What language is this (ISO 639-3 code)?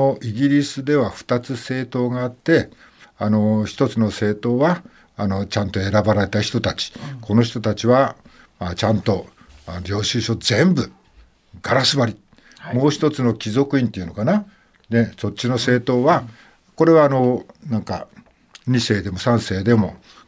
jpn